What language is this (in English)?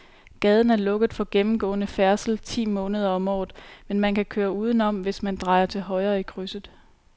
Danish